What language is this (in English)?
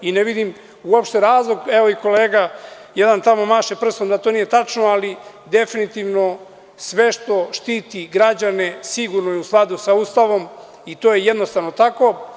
Serbian